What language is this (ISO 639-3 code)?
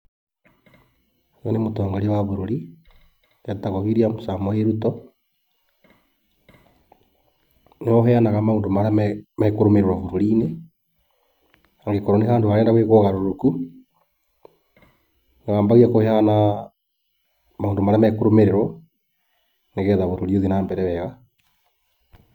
kik